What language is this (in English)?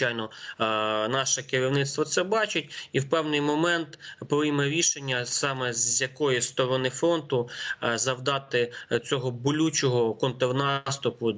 Ukrainian